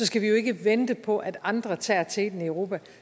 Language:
Danish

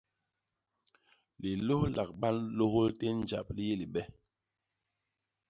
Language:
Basaa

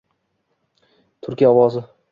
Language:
Uzbek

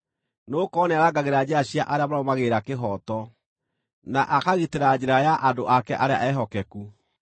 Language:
Kikuyu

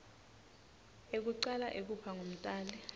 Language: Swati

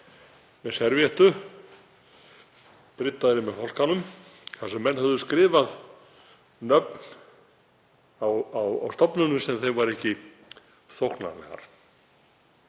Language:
Icelandic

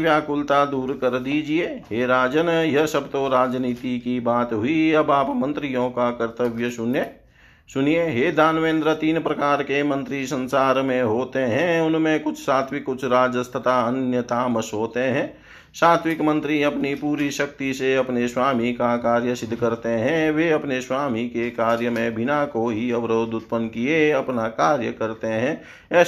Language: Hindi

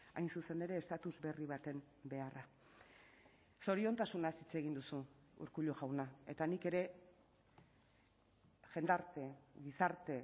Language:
Basque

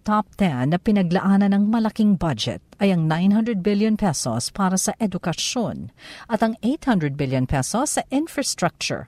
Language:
Filipino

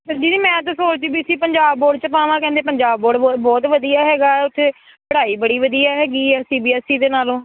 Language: Punjabi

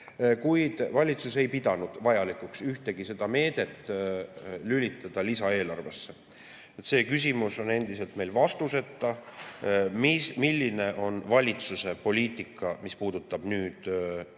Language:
Estonian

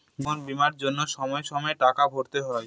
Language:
Bangla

